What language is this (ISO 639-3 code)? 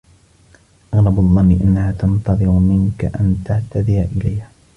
ara